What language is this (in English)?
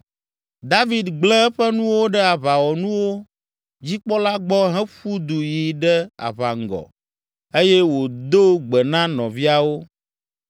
Ewe